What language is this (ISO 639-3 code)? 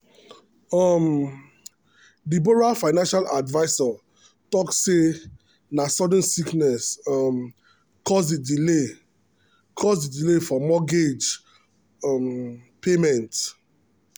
pcm